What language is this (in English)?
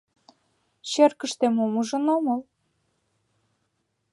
Mari